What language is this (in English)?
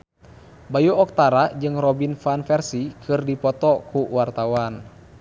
Sundanese